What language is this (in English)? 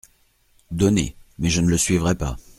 French